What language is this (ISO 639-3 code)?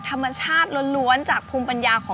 tha